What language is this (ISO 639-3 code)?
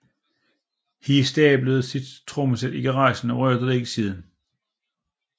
dan